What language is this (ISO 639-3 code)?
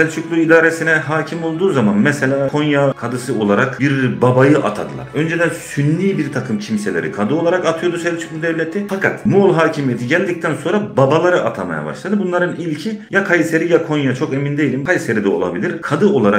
tur